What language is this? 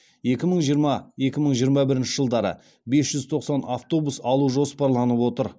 Kazakh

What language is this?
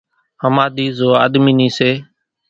Kachi Koli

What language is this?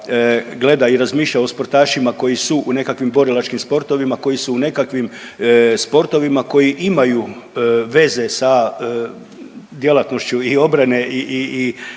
Croatian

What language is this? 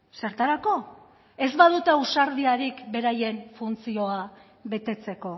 Basque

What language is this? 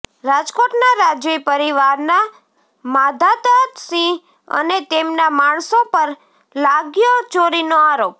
Gujarati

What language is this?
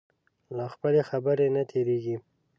Pashto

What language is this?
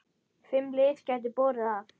Icelandic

